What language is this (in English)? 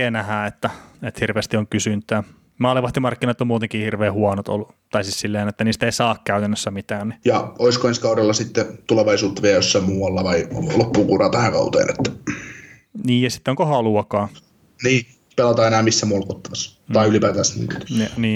Finnish